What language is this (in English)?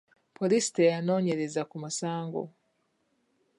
Ganda